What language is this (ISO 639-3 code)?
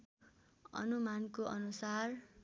nep